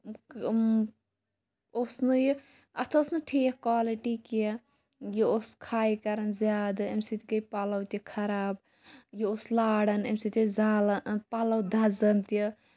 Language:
Kashmiri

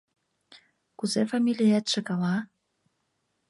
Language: Mari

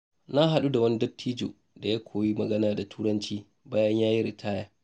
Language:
Hausa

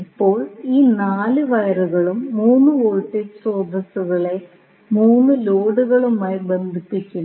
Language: Malayalam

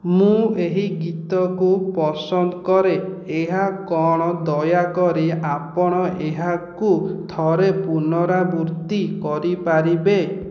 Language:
Odia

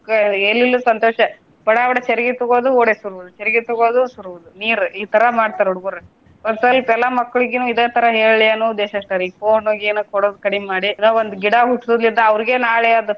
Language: Kannada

